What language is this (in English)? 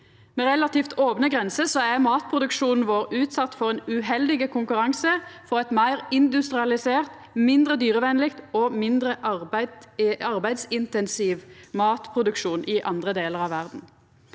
Norwegian